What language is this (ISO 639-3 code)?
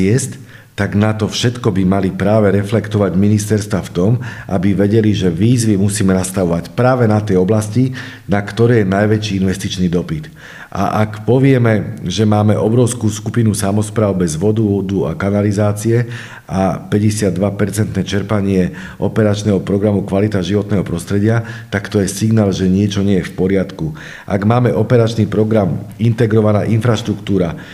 slk